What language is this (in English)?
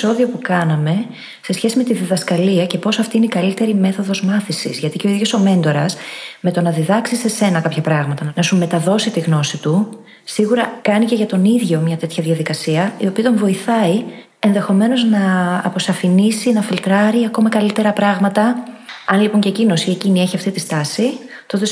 Greek